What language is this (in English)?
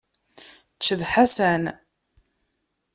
Kabyle